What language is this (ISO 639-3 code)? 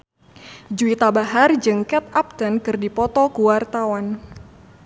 sun